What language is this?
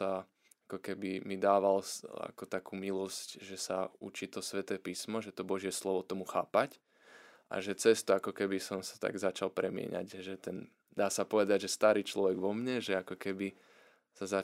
Slovak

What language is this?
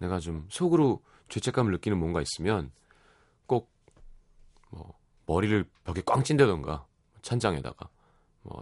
Korean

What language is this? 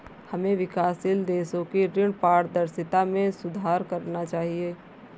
Hindi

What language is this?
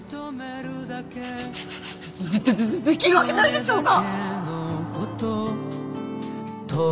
Japanese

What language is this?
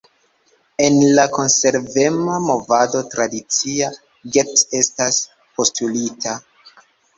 Esperanto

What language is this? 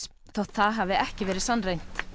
Icelandic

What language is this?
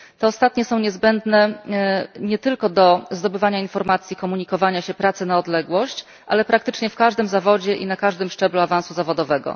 Polish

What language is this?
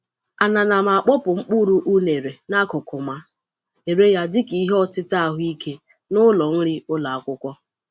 Igbo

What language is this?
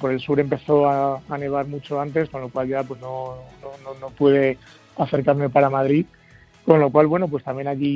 Spanish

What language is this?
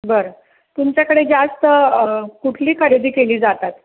Marathi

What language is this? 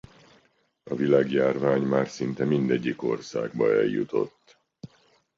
Hungarian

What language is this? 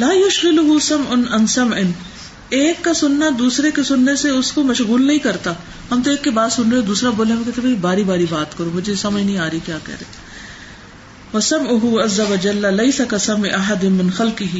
Urdu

